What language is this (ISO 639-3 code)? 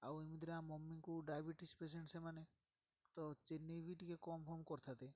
ori